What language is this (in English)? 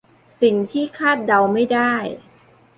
Thai